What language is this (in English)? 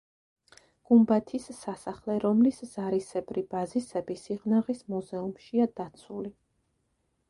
Georgian